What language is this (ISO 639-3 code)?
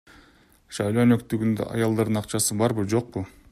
kir